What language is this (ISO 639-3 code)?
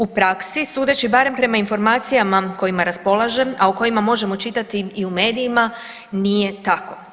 hrv